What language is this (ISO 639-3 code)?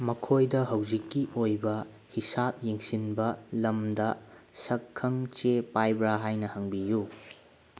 mni